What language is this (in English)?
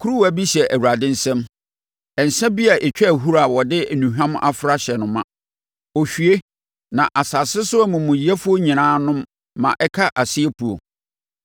Akan